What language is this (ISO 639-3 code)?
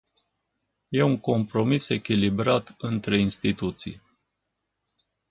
ron